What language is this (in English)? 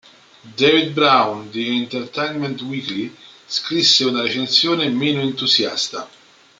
Italian